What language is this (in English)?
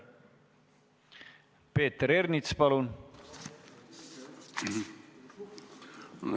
Estonian